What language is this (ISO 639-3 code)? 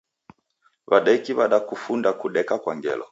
dav